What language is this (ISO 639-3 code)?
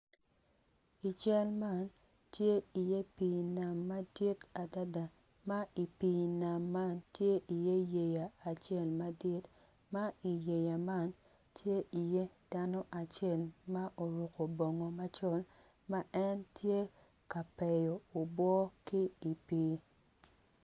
ach